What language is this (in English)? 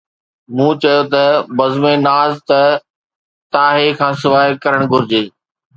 Sindhi